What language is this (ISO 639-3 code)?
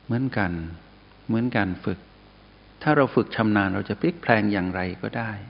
tha